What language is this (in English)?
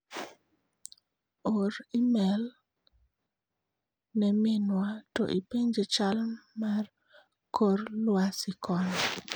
Luo (Kenya and Tanzania)